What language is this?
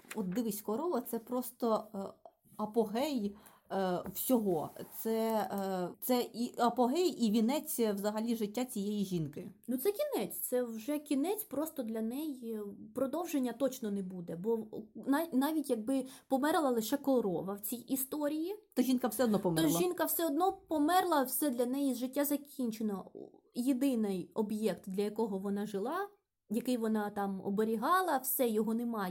Ukrainian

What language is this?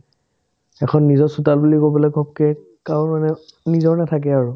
Assamese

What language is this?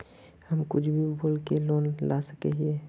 Magahi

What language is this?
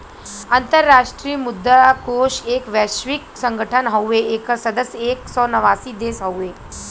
Bhojpuri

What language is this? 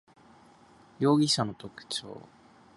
Japanese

